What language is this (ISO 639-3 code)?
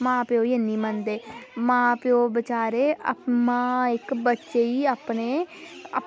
doi